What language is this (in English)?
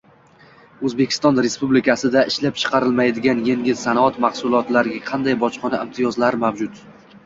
Uzbek